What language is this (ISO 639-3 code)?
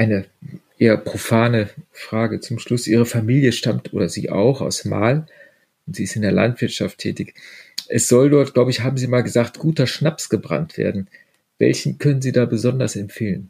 deu